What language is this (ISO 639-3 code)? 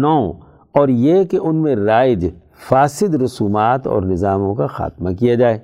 urd